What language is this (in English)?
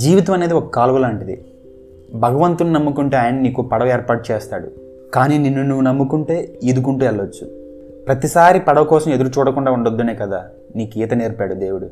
Telugu